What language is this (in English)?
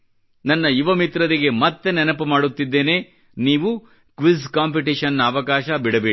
Kannada